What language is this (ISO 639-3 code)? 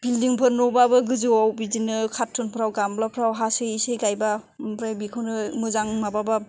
brx